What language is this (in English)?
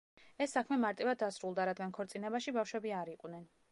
Georgian